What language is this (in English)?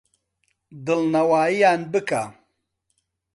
Central Kurdish